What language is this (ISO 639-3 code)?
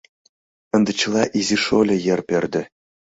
chm